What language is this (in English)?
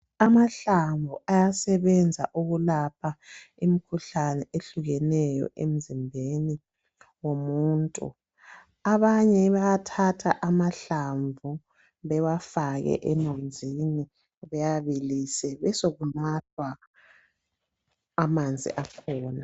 North Ndebele